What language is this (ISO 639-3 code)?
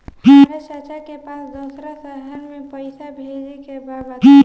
bho